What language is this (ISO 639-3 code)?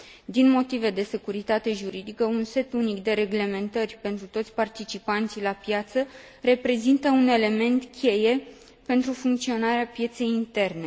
ron